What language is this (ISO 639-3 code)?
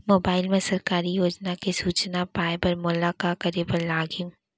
hne